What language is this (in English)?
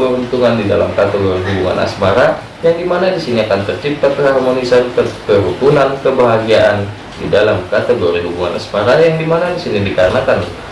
Indonesian